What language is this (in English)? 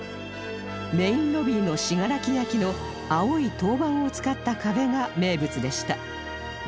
Japanese